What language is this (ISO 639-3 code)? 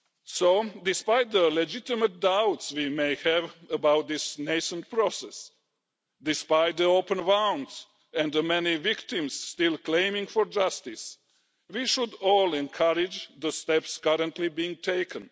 eng